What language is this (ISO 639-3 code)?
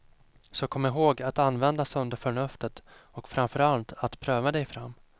swe